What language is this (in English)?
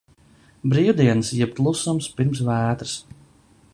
Latvian